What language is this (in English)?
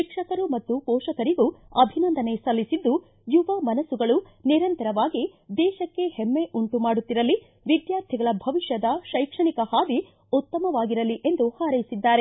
Kannada